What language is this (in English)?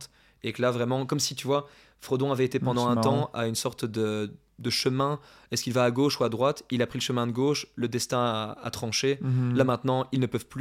French